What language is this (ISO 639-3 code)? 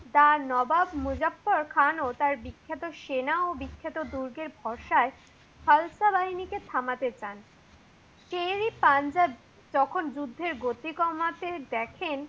ben